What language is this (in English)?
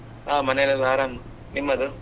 Kannada